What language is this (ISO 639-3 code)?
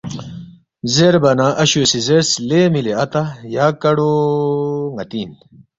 bft